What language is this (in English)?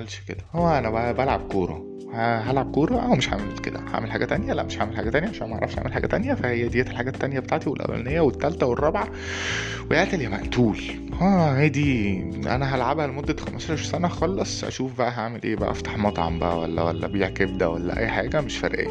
Arabic